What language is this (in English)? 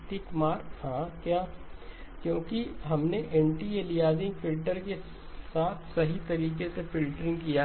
Hindi